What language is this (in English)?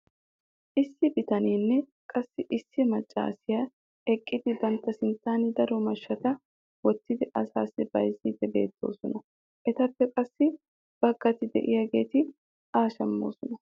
Wolaytta